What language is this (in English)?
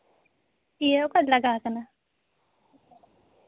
Santali